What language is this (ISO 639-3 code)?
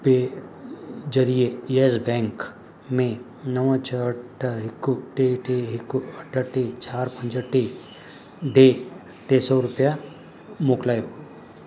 snd